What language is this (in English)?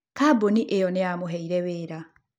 Kikuyu